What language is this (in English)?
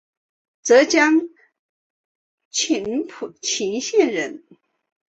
Chinese